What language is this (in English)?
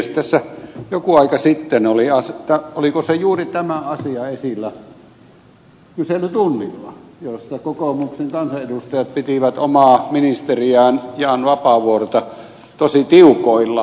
Finnish